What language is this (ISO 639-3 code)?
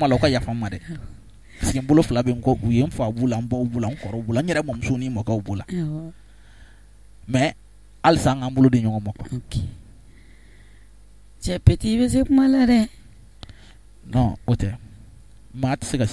fra